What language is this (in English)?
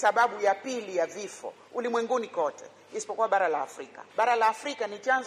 Swahili